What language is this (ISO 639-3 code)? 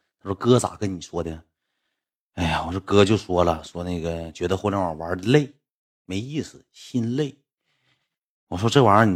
zho